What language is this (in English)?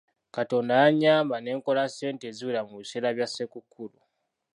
Ganda